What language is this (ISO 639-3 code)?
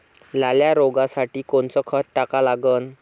mar